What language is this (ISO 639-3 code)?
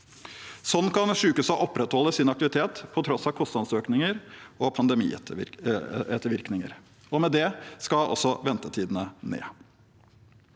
nor